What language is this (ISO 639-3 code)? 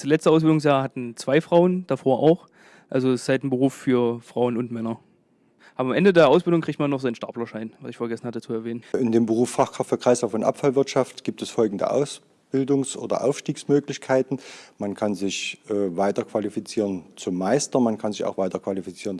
deu